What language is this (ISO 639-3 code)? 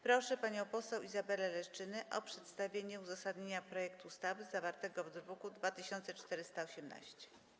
pol